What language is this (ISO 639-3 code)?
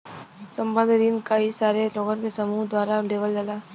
bho